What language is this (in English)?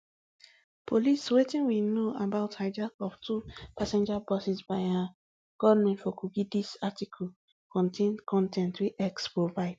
Nigerian Pidgin